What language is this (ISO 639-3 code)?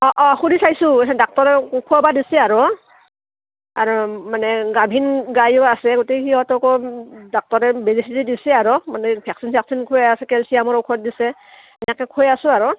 asm